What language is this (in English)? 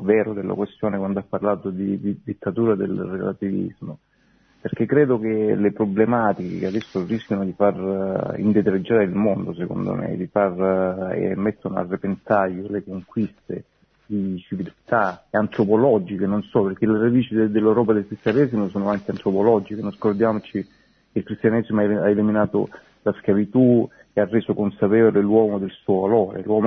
Italian